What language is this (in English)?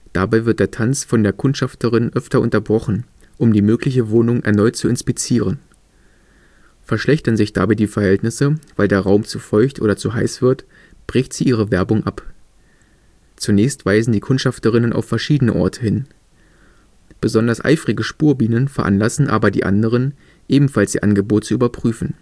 German